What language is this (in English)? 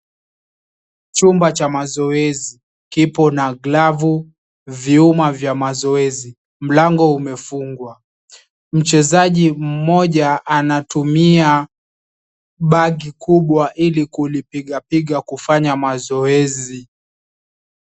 Swahili